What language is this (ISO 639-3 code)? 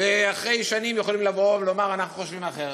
heb